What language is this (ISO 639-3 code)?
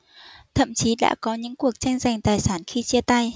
vie